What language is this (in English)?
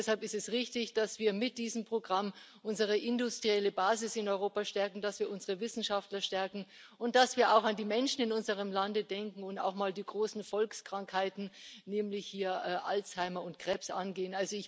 German